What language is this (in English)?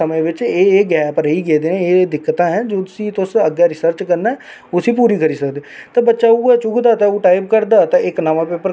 Dogri